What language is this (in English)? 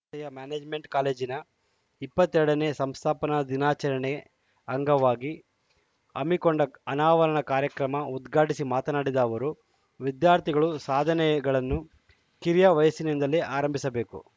Kannada